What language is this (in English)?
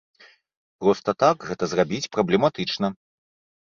Belarusian